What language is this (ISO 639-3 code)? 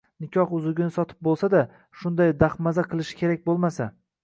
uzb